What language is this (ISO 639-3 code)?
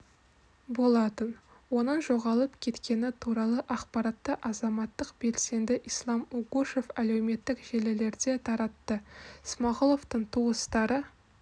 kaz